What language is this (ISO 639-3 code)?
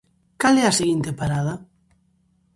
glg